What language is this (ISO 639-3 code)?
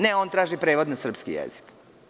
srp